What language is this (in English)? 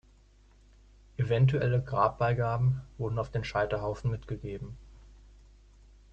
German